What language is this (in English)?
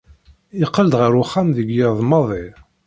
Kabyle